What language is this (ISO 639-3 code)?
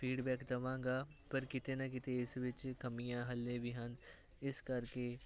pan